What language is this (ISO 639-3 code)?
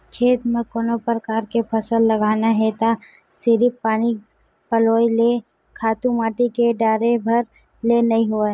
hne